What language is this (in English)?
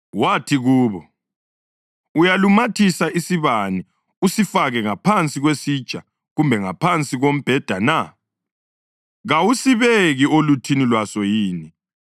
North Ndebele